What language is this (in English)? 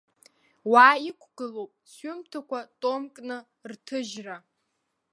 Abkhazian